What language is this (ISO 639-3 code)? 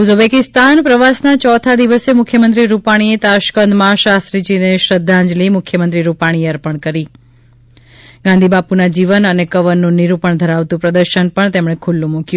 guj